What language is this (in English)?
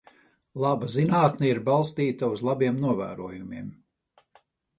Latvian